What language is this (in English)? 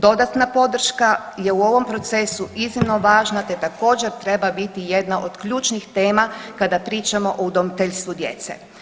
Croatian